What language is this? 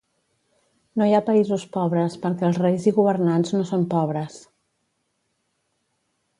Catalan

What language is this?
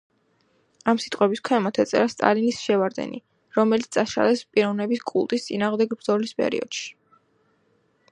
Georgian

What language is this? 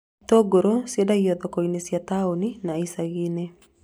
Kikuyu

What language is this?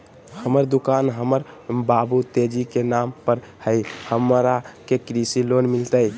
Magahi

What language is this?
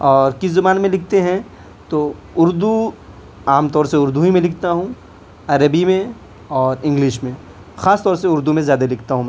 Urdu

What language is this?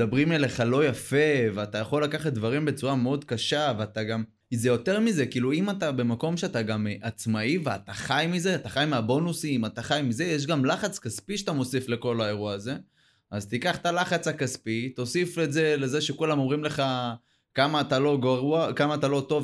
Hebrew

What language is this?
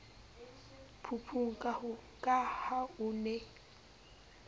Southern Sotho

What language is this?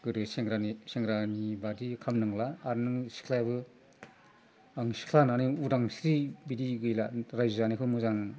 Bodo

